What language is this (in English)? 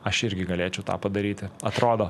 Lithuanian